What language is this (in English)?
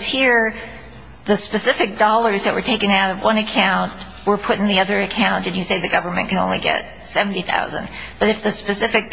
English